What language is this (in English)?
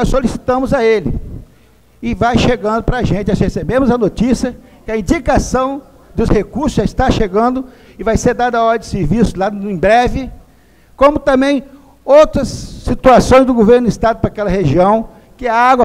Portuguese